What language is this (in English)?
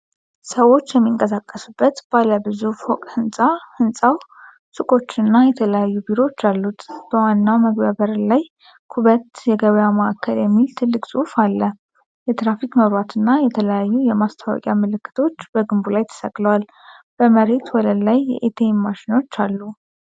Amharic